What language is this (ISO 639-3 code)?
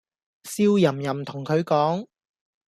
yue